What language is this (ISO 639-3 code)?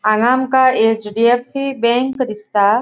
kok